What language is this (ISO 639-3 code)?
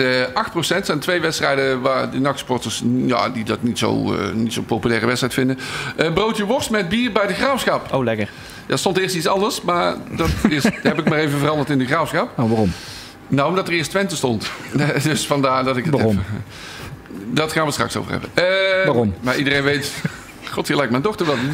nld